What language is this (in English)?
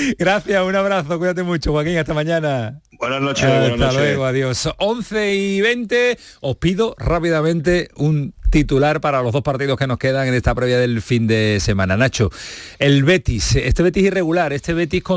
Spanish